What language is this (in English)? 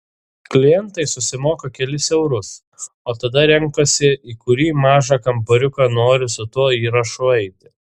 Lithuanian